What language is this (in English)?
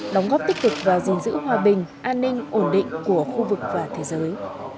Vietnamese